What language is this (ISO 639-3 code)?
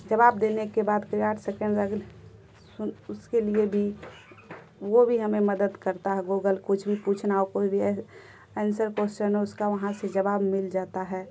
urd